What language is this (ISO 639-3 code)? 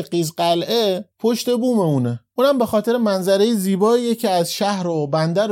fas